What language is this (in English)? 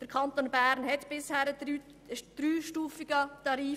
Swiss German